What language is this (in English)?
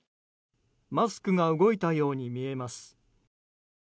Japanese